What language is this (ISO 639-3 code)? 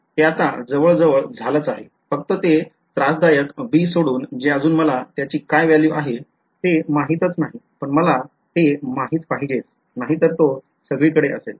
mar